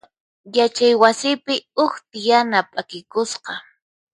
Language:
Puno Quechua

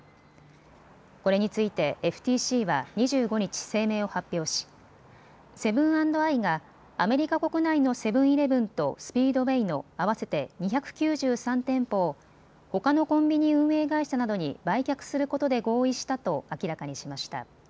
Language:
Japanese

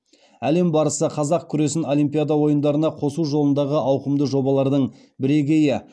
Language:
Kazakh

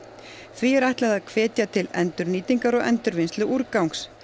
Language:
Icelandic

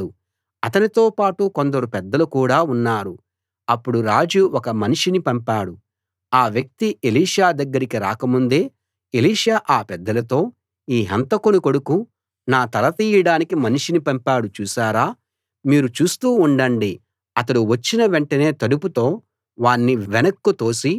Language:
Telugu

